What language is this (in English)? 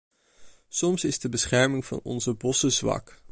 Dutch